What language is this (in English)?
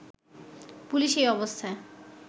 Bangla